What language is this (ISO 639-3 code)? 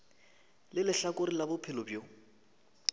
nso